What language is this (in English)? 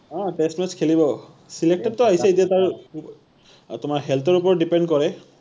Assamese